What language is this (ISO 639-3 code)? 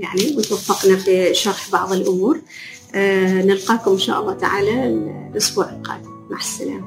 ara